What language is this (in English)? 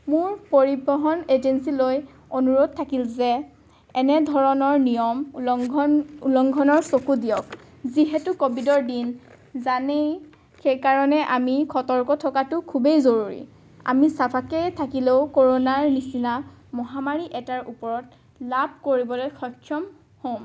Assamese